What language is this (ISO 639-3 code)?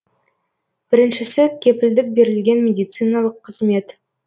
kaz